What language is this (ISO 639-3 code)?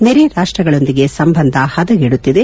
kan